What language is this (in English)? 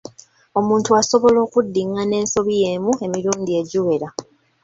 Ganda